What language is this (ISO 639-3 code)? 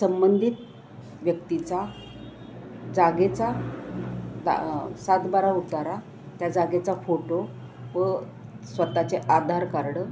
mar